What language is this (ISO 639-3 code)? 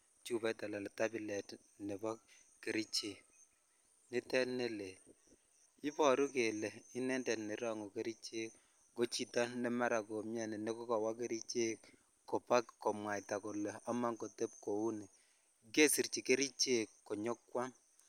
kln